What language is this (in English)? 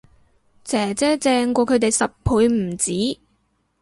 Cantonese